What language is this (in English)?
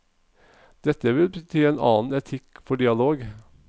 Norwegian